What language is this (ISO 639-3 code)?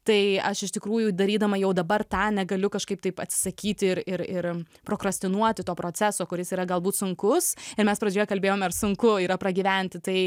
lit